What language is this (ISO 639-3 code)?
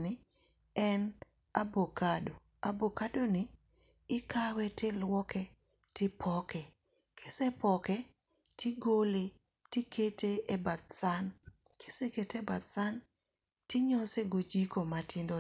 luo